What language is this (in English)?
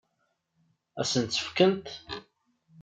Kabyle